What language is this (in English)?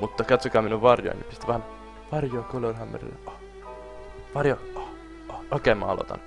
Finnish